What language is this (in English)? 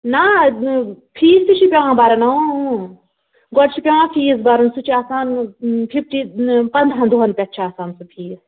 Kashmiri